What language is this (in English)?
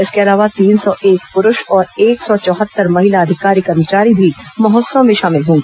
Hindi